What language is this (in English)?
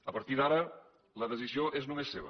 Catalan